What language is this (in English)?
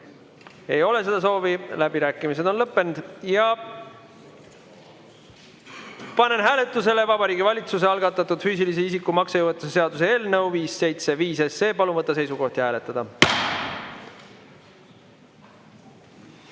Estonian